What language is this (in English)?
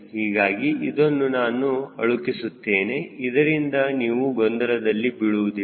Kannada